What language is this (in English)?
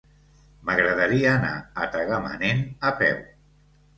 Catalan